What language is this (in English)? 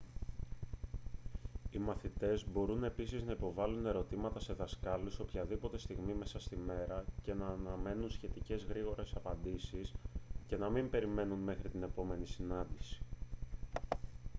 Greek